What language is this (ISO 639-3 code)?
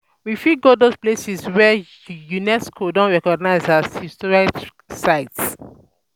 pcm